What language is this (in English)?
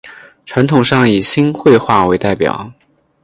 Chinese